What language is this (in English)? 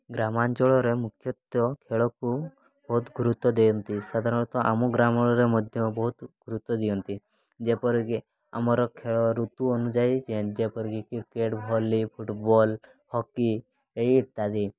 Odia